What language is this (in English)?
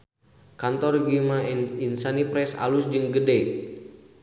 Sundanese